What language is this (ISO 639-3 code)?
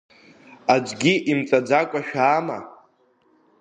abk